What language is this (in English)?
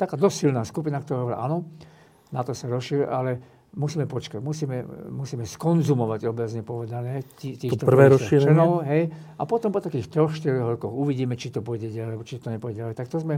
Slovak